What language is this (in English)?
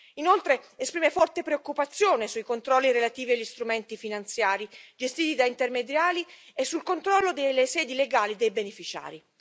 Italian